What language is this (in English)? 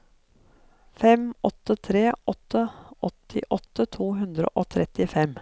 Norwegian